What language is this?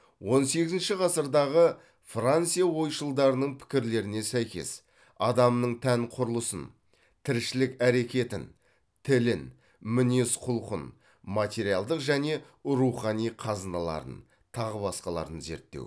Kazakh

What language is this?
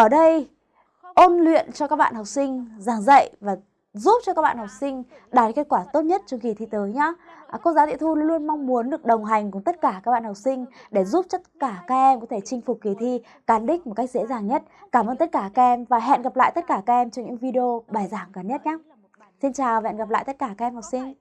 Vietnamese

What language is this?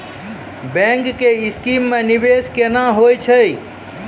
Maithili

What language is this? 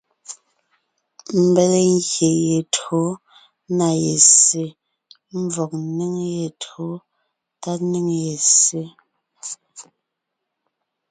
Ngiemboon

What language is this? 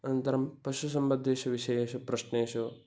Sanskrit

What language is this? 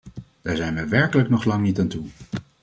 Dutch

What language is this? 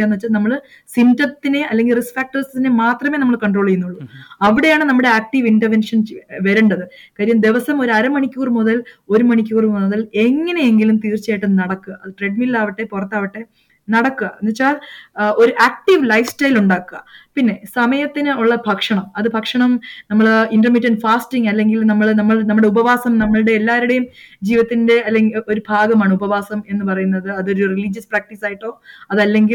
Malayalam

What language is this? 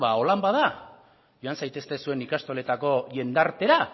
Basque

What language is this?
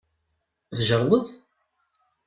Kabyle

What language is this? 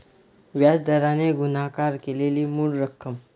Marathi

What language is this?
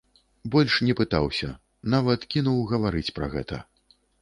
Belarusian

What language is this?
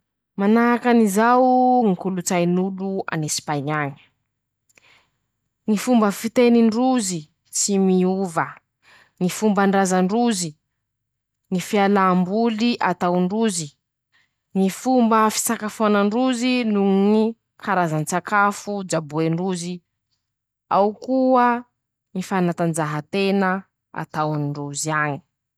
Masikoro Malagasy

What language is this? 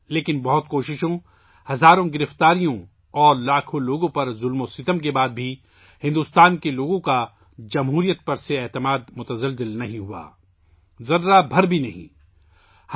Urdu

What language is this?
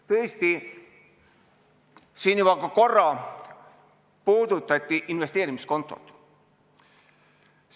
Estonian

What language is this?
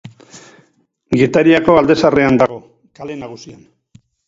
Basque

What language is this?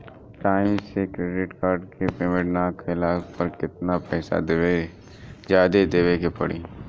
Bhojpuri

